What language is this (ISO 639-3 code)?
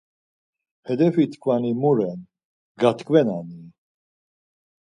lzz